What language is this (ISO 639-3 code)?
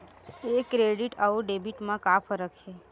hne